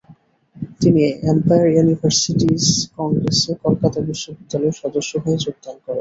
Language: Bangla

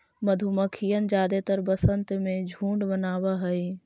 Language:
Magahi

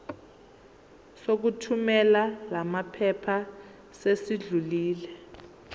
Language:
Zulu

